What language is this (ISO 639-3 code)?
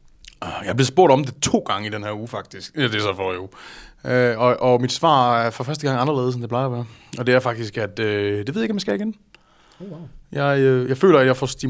dan